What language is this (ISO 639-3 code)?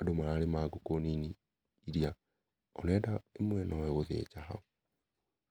kik